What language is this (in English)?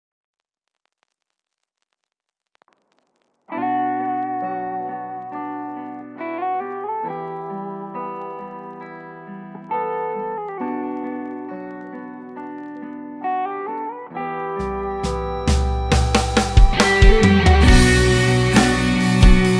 Turkish